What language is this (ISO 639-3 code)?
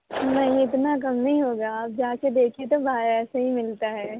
urd